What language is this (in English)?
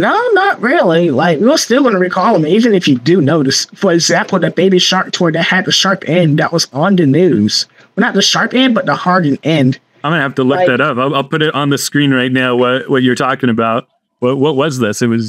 English